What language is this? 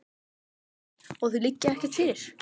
Icelandic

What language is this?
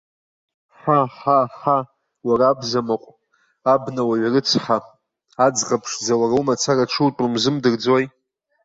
Abkhazian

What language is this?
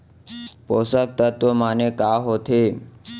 Chhattisgarhi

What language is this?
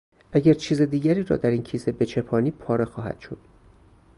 Persian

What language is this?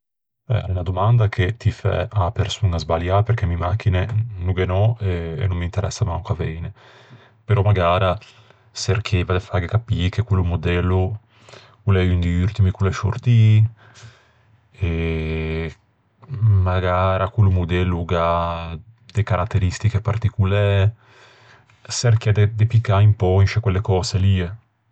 Ligurian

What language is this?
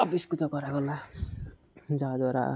Odia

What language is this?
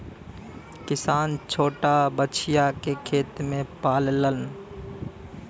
Bhojpuri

